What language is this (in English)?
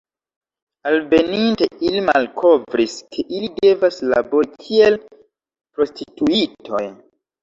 Esperanto